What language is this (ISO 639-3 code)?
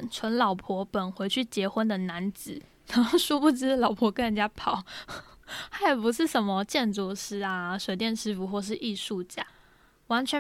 zho